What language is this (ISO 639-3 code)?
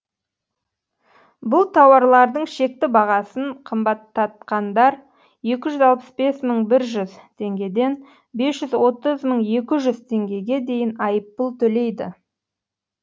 kaz